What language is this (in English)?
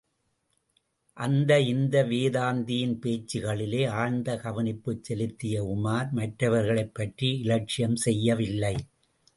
Tamil